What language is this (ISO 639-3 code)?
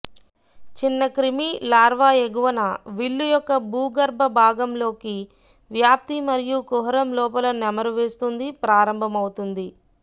tel